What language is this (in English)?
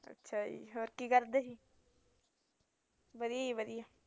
Punjabi